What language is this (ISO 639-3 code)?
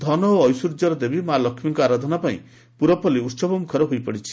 ori